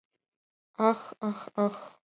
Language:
Mari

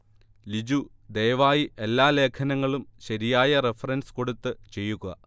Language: Malayalam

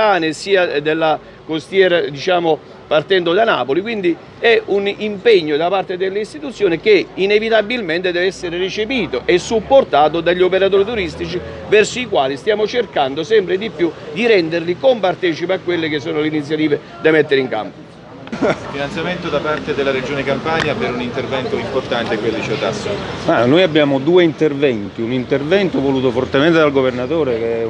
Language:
Italian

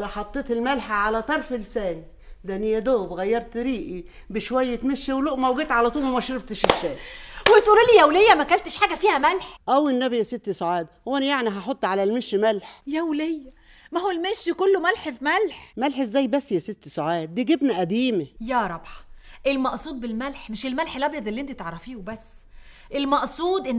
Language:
Arabic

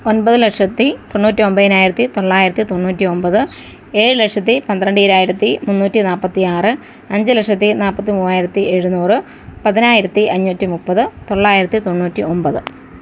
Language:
Malayalam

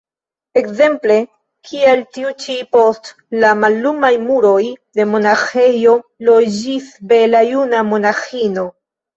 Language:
Esperanto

